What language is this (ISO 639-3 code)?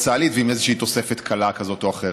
heb